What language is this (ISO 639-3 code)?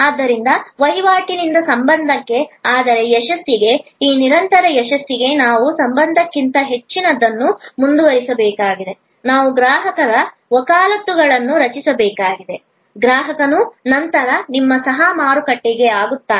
kan